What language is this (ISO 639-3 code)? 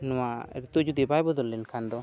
sat